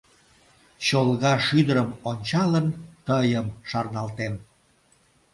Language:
Mari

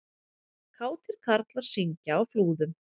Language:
Icelandic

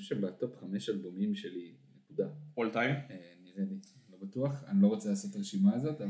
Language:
Hebrew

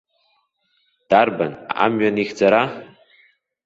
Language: Abkhazian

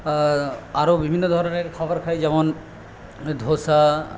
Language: Bangla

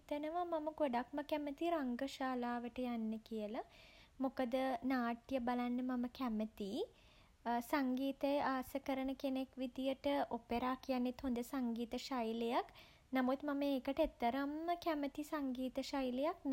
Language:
Sinhala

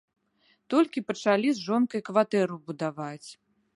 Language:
Belarusian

